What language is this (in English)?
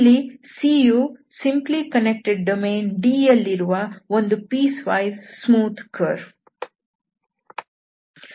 Kannada